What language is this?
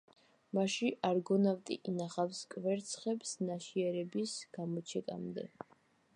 Georgian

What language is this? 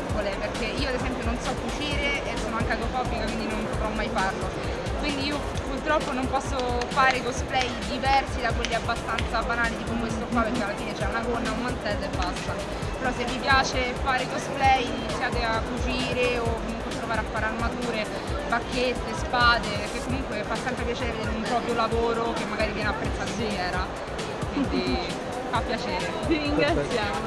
Italian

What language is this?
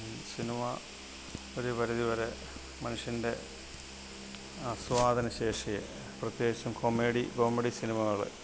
Malayalam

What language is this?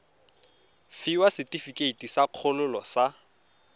Tswana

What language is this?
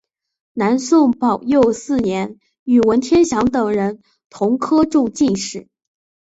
Chinese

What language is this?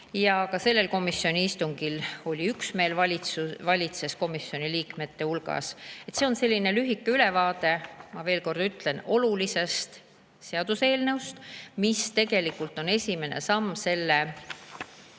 Estonian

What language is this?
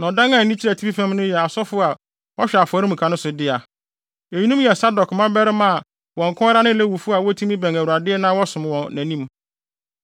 Akan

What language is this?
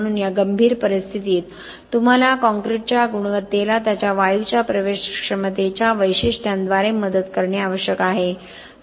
Marathi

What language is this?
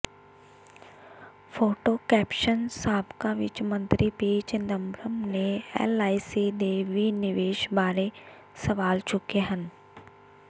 Punjabi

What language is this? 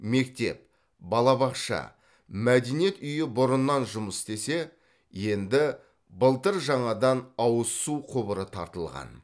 Kazakh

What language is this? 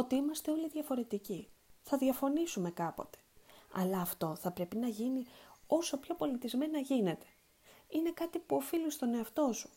Greek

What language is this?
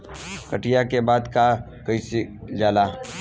Bhojpuri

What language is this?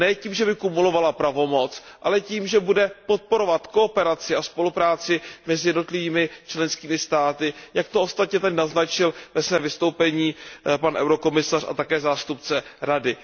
Czech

